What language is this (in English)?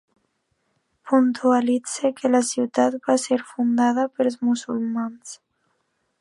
Catalan